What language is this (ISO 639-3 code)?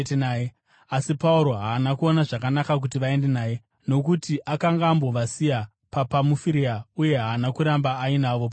sna